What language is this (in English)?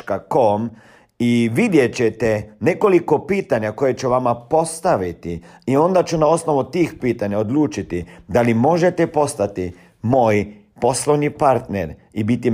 Croatian